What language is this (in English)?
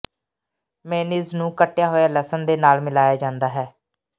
Punjabi